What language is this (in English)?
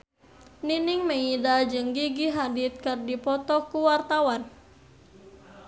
Sundanese